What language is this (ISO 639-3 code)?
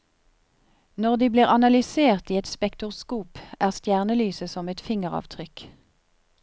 nor